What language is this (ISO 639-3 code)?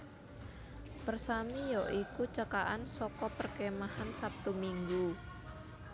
jav